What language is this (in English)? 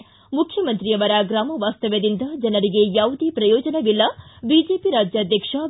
Kannada